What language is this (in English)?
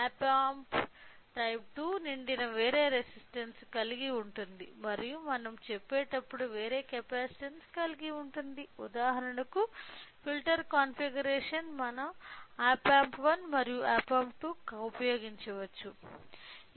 Telugu